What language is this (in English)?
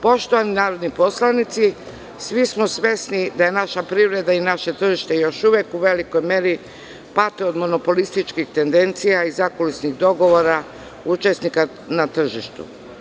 Serbian